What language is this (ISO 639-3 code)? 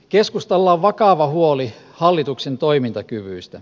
fin